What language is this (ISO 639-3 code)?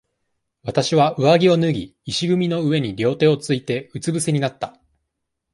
jpn